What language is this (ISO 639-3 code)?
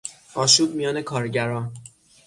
fas